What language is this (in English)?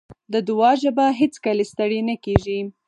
Pashto